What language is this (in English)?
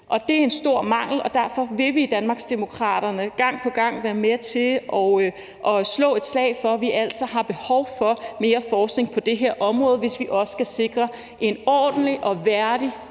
Danish